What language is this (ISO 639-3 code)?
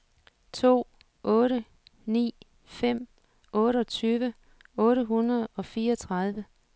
dan